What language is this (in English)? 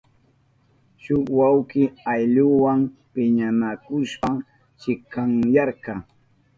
Southern Pastaza Quechua